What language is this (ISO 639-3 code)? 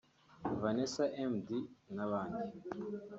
kin